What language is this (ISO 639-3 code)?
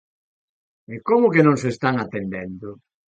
glg